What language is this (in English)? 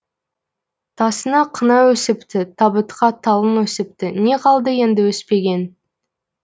Kazakh